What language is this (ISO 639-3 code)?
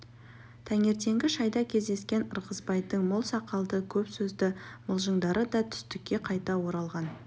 kaz